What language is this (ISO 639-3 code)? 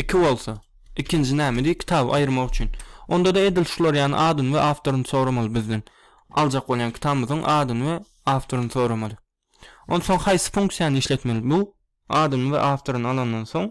tur